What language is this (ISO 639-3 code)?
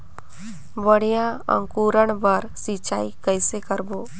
hne